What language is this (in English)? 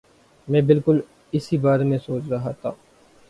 Urdu